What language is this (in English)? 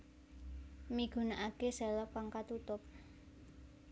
Javanese